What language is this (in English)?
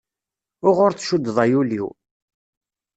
Kabyle